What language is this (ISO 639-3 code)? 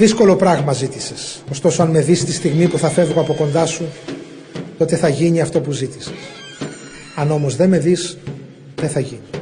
ell